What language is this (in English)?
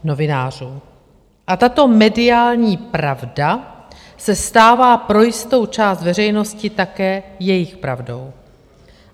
Czech